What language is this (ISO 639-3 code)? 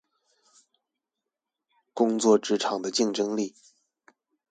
zho